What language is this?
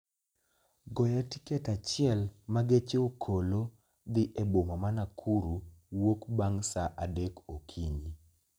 Luo (Kenya and Tanzania)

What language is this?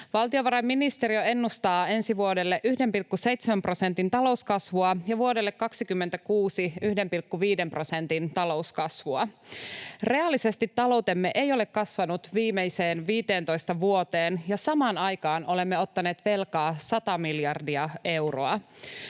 Finnish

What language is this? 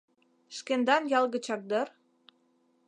Mari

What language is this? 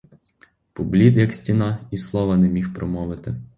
Ukrainian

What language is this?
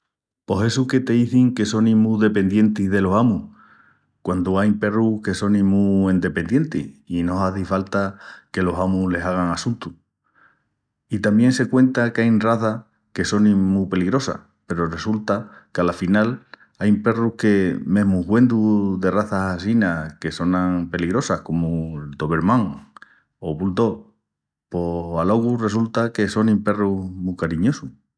Extremaduran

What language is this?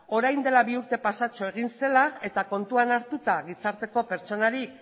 Basque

